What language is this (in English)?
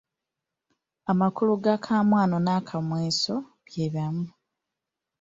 Ganda